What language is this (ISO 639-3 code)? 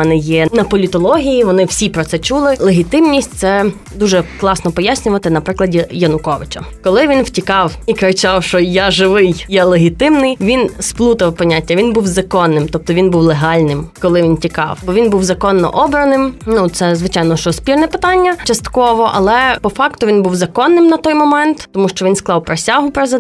ukr